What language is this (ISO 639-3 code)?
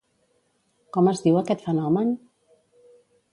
cat